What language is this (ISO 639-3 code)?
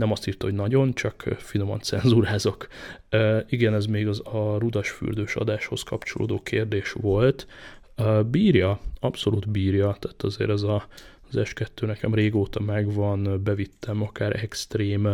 hun